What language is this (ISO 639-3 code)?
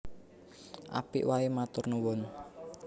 jav